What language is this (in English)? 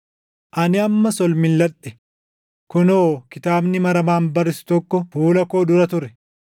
Oromo